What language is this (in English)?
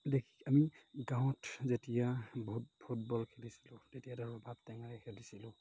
Assamese